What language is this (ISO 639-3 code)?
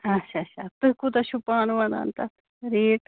kas